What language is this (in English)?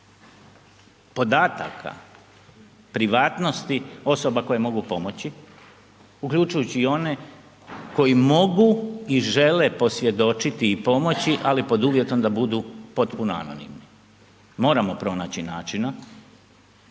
Croatian